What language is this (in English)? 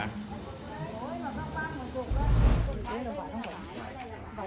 Vietnamese